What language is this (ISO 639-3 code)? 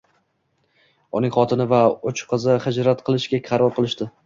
uzb